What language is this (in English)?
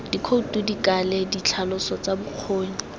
Tswana